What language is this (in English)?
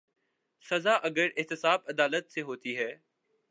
Urdu